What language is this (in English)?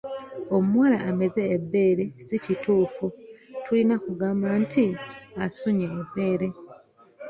Ganda